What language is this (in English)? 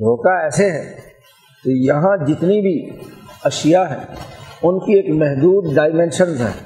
Urdu